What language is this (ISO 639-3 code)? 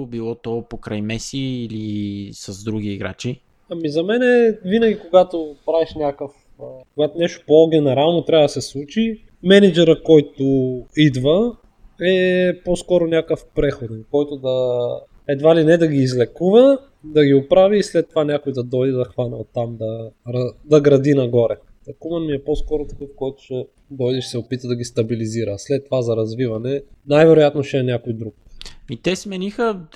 bul